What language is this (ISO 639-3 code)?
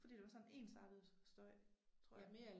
dan